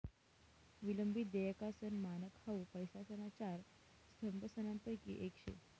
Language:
Marathi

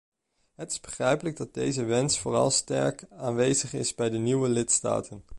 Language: Dutch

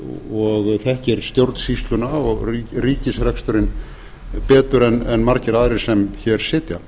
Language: Icelandic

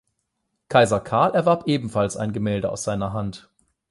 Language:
German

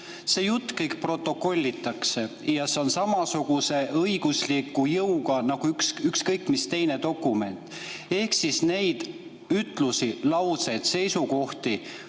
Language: Estonian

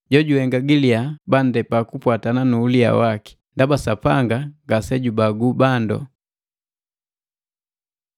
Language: Matengo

